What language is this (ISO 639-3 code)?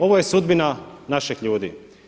hrv